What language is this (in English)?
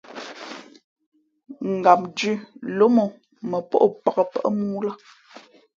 Fe'fe'